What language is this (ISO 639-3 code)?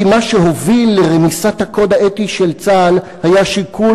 heb